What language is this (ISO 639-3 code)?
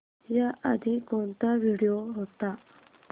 mar